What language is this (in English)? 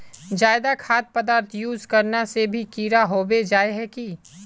Magahi